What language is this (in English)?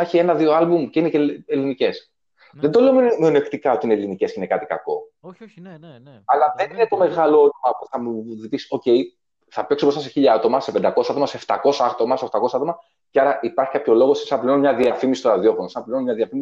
Greek